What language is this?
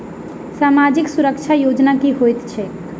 Maithili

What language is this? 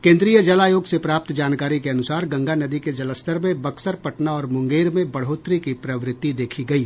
Hindi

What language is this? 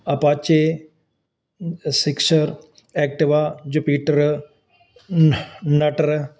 Punjabi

